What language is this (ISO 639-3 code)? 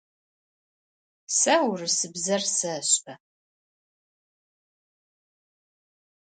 ady